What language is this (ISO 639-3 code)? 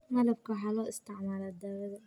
som